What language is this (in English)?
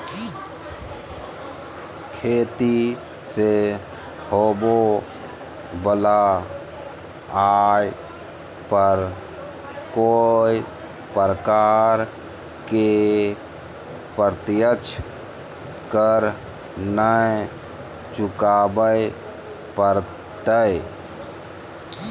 Magahi